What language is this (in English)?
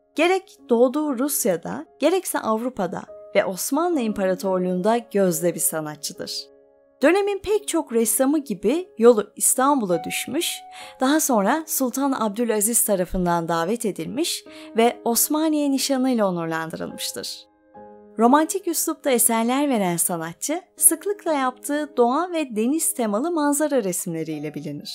Turkish